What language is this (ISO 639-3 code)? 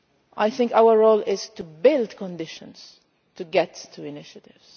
eng